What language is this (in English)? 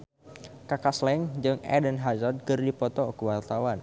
Sundanese